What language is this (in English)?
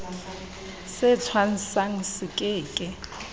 Southern Sotho